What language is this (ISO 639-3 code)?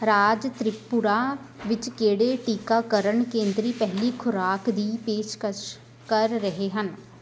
pan